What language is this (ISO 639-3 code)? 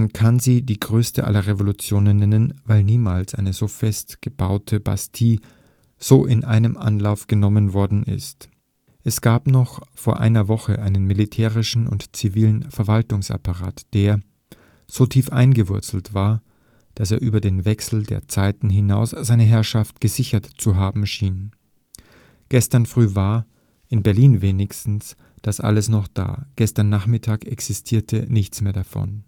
deu